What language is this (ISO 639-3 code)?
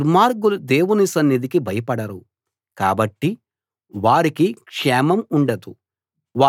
tel